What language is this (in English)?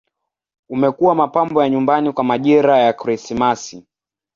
Swahili